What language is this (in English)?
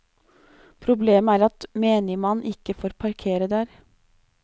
Norwegian